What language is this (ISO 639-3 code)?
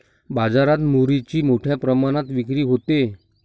mar